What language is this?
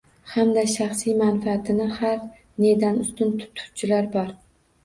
Uzbek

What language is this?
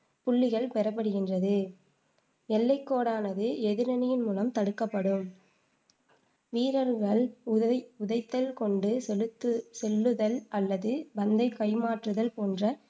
Tamil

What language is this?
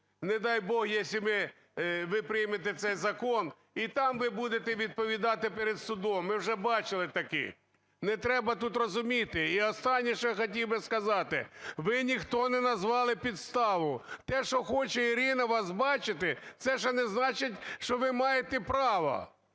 Ukrainian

